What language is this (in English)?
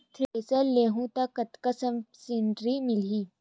Chhattisgarhi